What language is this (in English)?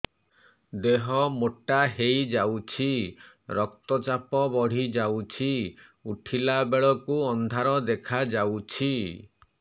Odia